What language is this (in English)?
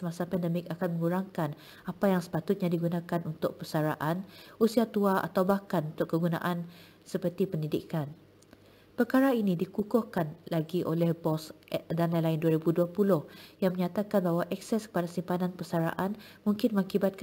Malay